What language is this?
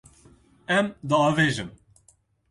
Kurdish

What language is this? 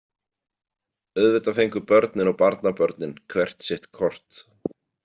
Icelandic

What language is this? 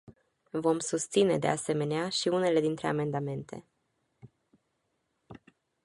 Romanian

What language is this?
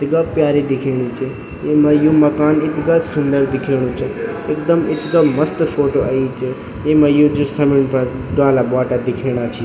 Garhwali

